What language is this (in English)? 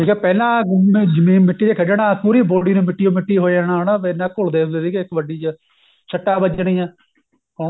Punjabi